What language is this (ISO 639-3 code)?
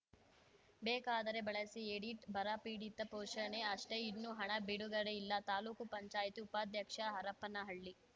kan